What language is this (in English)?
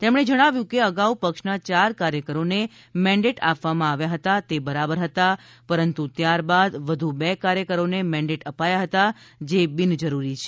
Gujarati